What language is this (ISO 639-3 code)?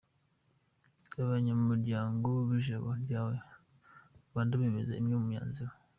kin